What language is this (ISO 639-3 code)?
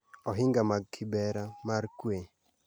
luo